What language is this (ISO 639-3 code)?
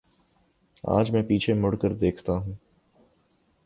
urd